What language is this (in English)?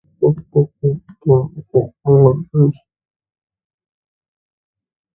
Hindi